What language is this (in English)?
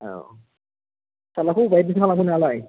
Bodo